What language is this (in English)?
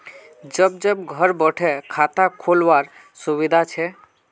Magahi